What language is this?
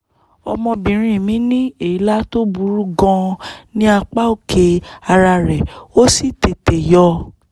Yoruba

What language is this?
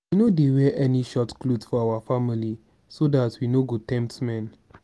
Nigerian Pidgin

